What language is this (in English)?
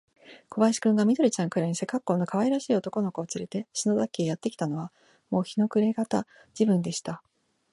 Japanese